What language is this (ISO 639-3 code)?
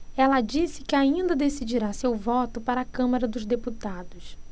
por